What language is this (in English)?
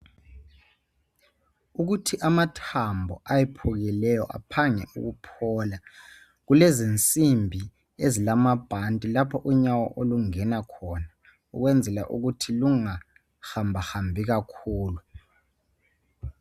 North Ndebele